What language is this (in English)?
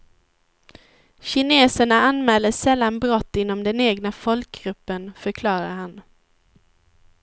Swedish